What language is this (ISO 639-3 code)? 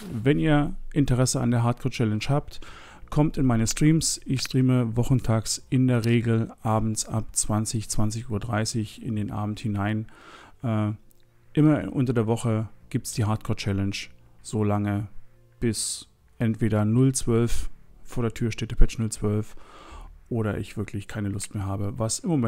deu